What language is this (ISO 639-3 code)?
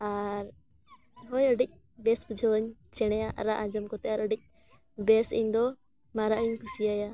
sat